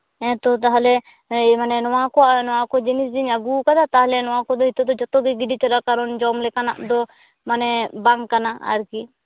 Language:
Santali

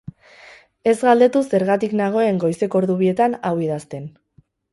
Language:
Basque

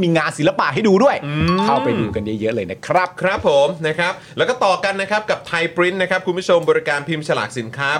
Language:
Thai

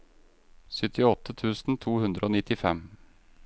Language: Norwegian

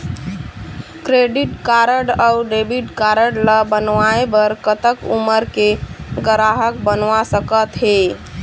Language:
Chhattisgarhi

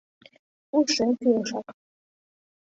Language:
Mari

